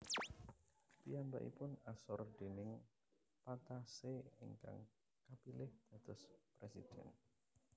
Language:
Javanese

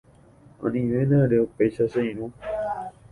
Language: Guarani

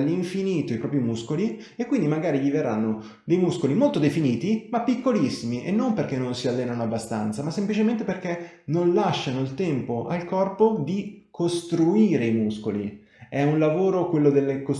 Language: Italian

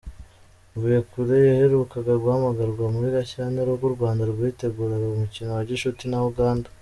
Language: Kinyarwanda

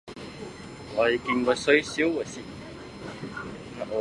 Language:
Chinese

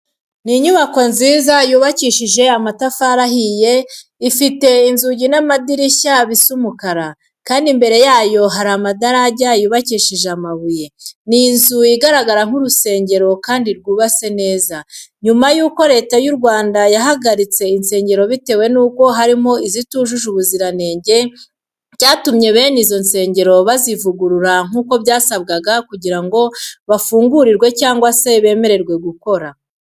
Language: Kinyarwanda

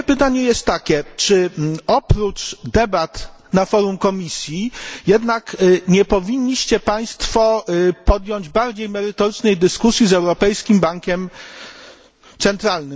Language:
Polish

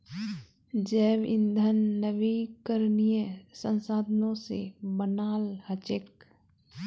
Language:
Magahi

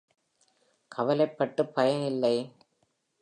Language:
Tamil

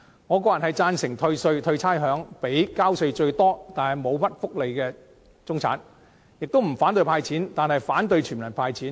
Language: Cantonese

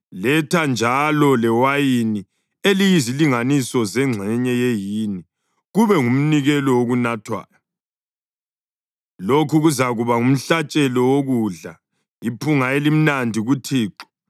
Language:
North Ndebele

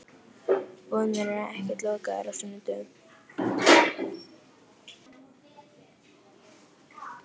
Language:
Icelandic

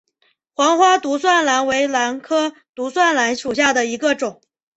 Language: Chinese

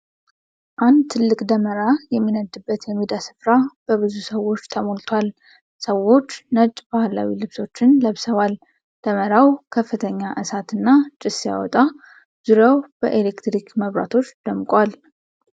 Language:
Amharic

